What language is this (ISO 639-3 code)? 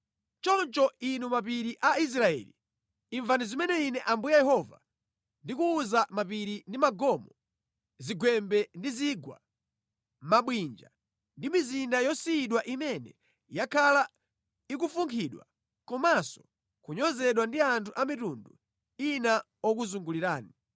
nya